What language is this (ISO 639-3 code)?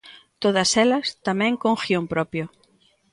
glg